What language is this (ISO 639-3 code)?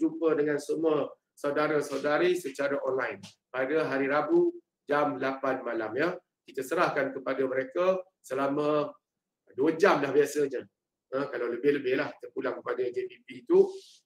msa